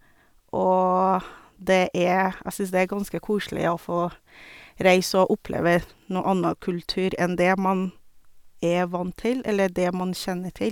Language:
Norwegian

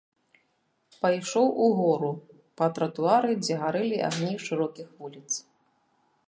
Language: Belarusian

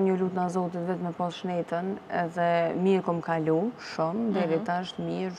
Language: Romanian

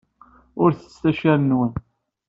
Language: Kabyle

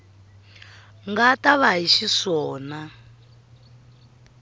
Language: Tsonga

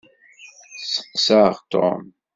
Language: Kabyle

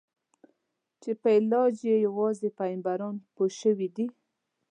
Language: Pashto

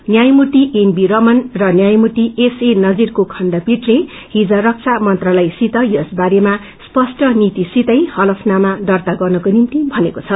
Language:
Nepali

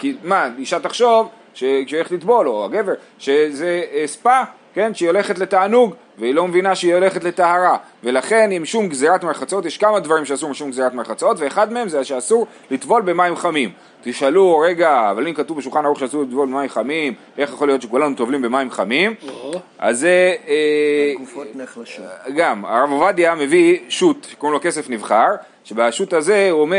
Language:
Hebrew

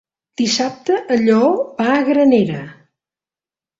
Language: Catalan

